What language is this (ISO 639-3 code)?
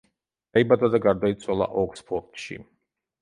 kat